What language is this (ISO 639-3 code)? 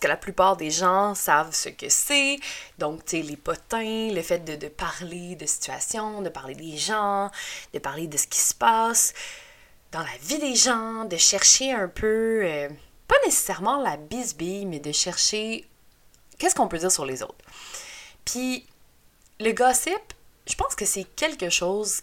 fra